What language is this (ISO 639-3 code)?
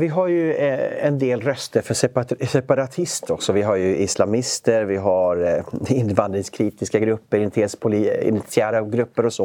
swe